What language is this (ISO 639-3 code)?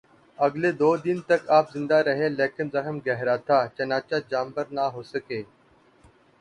urd